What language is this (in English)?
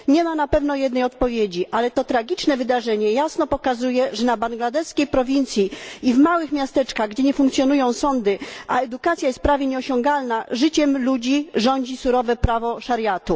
Polish